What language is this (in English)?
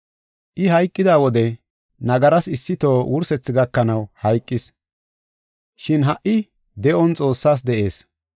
Gofa